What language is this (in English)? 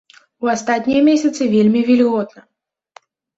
Belarusian